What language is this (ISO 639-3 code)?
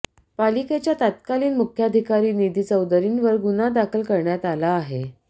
mar